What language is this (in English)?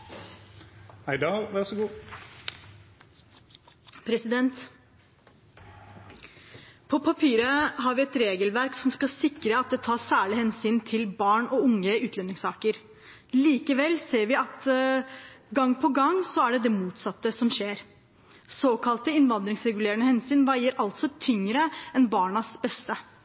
Norwegian Bokmål